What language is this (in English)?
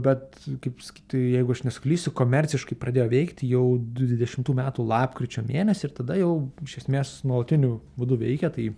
Lithuanian